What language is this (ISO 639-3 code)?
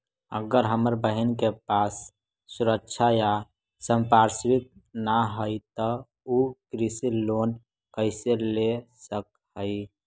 mag